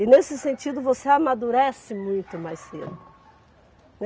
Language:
Portuguese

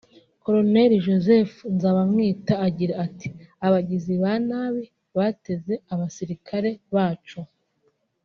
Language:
Kinyarwanda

